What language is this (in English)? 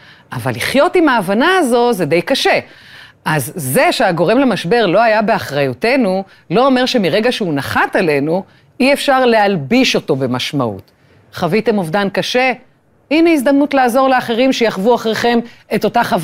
Hebrew